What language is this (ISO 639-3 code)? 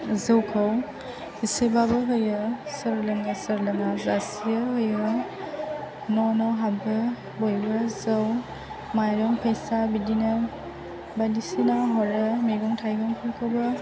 brx